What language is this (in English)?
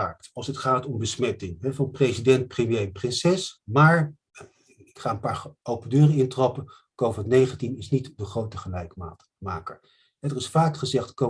Dutch